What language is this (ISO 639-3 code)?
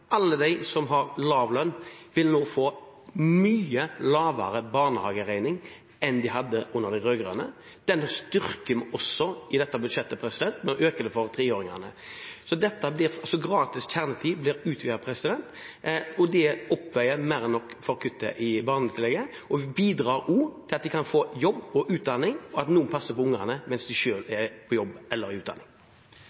nor